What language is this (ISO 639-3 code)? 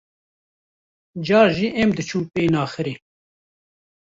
kur